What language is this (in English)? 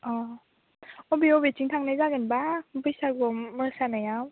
Bodo